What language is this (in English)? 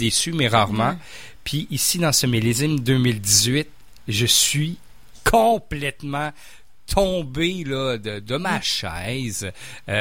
French